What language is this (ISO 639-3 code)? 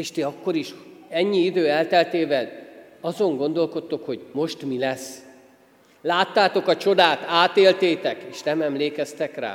hun